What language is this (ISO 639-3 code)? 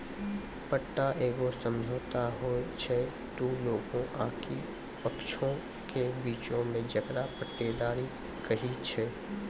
mai